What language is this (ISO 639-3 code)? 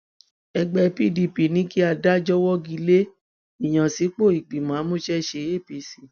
yor